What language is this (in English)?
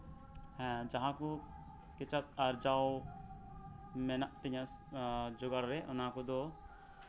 Santali